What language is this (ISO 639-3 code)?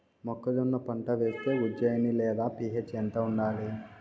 tel